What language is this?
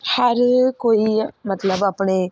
Punjabi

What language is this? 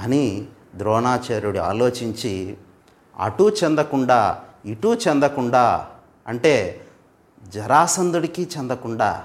Telugu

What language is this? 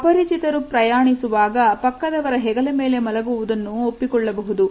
Kannada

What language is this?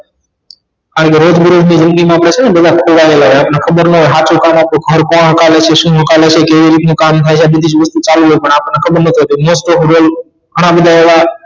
Gujarati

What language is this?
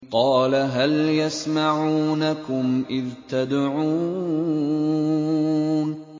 Arabic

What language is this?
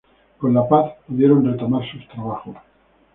Spanish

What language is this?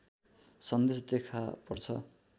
Nepali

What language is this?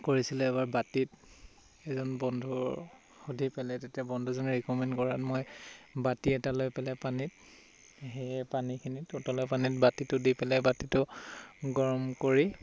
Assamese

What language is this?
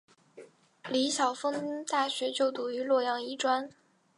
Chinese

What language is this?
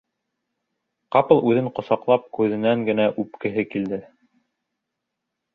Bashkir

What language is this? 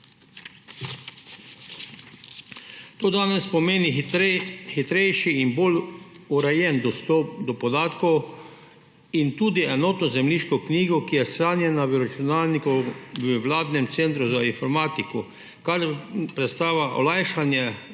Slovenian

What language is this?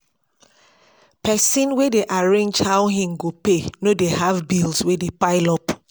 Nigerian Pidgin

